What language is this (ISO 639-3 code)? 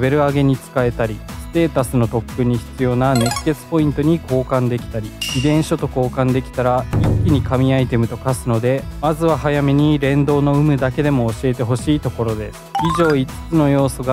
jpn